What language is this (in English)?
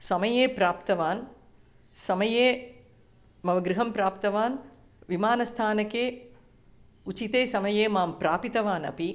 Sanskrit